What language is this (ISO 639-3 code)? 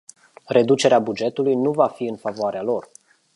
ron